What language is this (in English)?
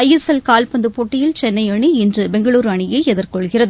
Tamil